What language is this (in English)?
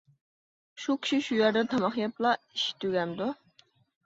Uyghur